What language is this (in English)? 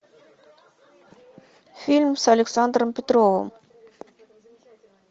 Russian